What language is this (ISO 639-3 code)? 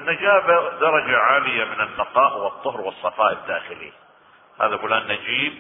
ara